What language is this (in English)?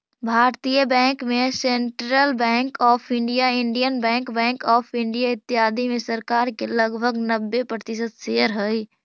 Magahi